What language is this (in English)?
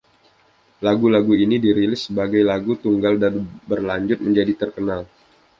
Indonesian